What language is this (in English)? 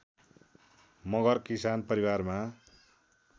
Nepali